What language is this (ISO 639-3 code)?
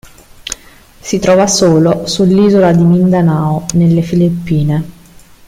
ita